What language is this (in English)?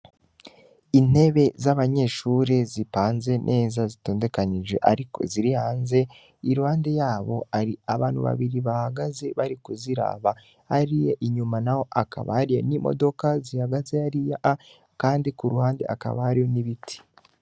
Rundi